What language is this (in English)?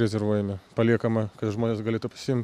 Lithuanian